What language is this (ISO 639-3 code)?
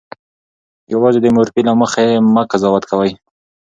pus